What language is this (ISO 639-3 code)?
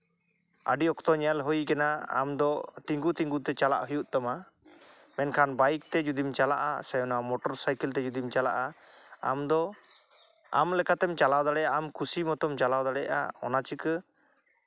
sat